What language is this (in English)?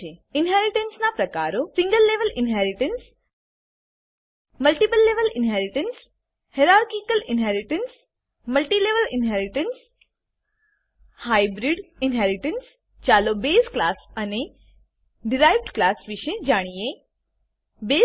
Gujarati